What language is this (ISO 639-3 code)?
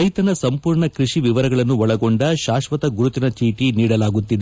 kan